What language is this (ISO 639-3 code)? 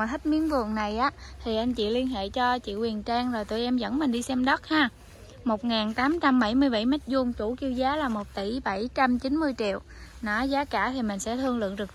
vie